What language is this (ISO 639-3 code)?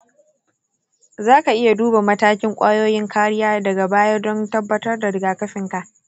hau